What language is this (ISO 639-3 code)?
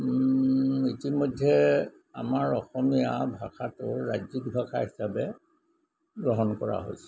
asm